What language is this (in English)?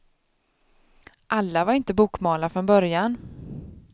Swedish